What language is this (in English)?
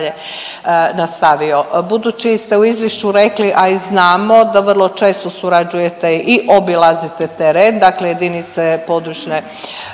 Croatian